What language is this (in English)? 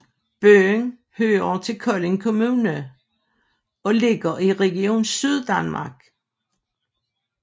Danish